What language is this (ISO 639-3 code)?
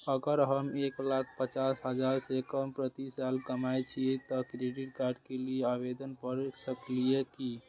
mai